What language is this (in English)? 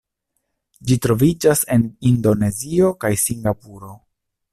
Esperanto